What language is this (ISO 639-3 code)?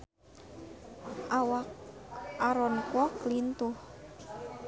sun